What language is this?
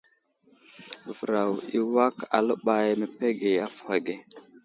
Wuzlam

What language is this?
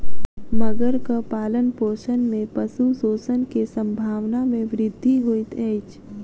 Maithili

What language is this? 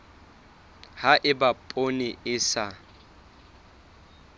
Southern Sotho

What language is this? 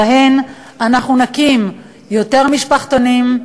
Hebrew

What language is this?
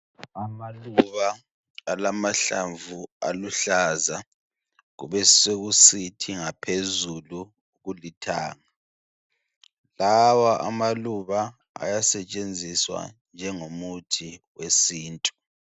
North Ndebele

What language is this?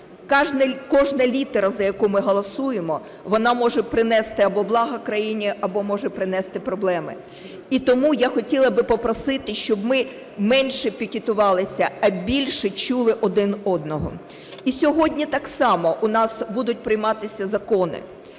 Ukrainian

